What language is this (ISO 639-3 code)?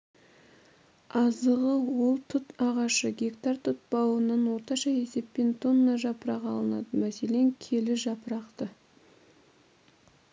kaz